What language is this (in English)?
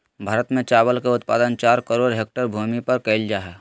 Magahi